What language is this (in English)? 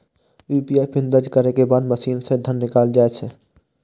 Maithili